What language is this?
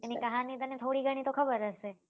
Gujarati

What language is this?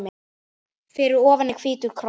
Icelandic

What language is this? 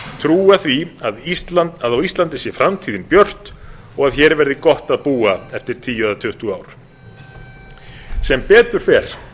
Icelandic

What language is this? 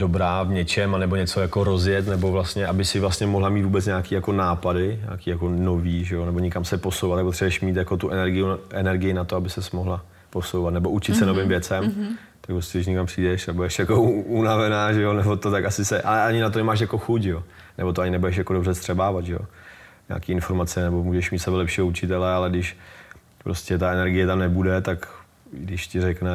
Czech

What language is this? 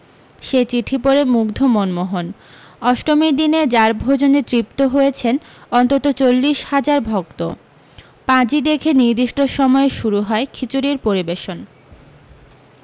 Bangla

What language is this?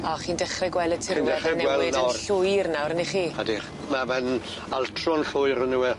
Welsh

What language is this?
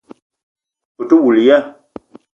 Eton (Cameroon)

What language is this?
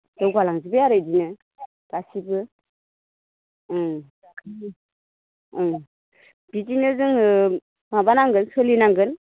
Bodo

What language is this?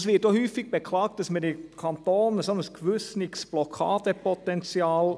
Swiss German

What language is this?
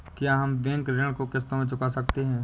Hindi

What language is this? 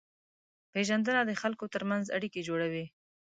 Pashto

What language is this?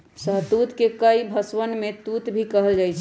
Magahi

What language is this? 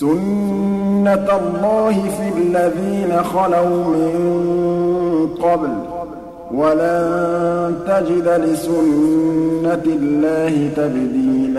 Arabic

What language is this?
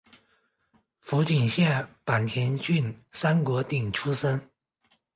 Chinese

